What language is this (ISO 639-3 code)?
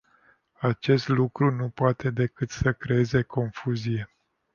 ron